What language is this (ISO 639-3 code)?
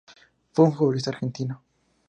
spa